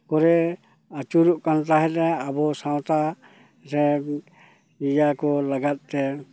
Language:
Santali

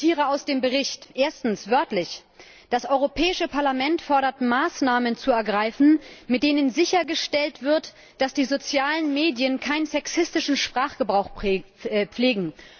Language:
German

